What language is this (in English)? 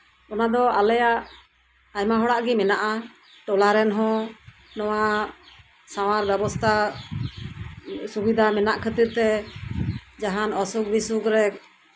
Santali